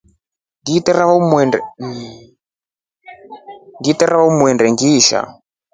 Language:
Rombo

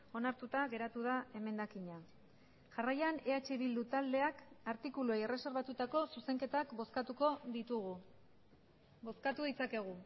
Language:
Basque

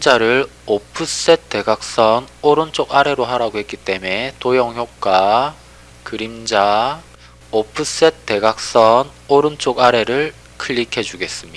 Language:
Korean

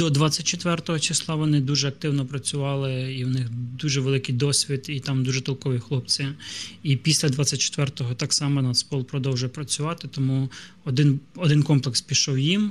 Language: Ukrainian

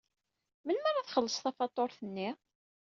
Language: Kabyle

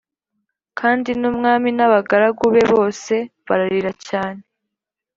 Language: Kinyarwanda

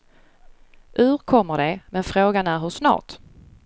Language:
Swedish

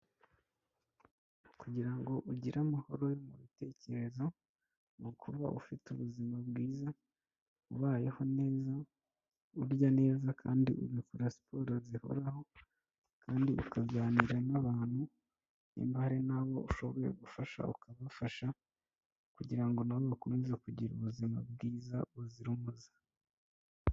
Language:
Kinyarwanda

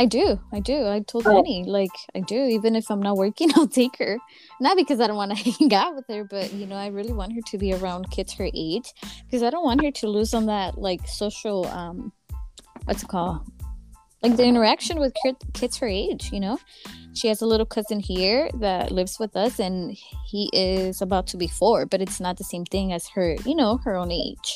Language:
English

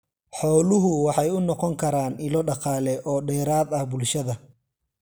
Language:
Somali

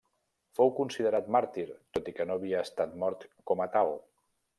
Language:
Catalan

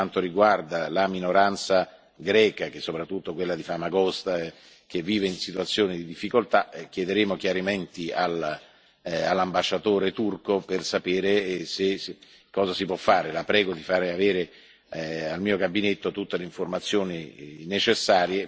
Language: Italian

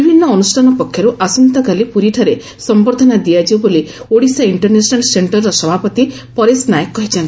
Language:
Odia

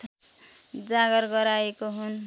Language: Nepali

